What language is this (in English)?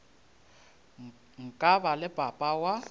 Northern Sotho